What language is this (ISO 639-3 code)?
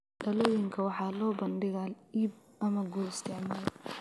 som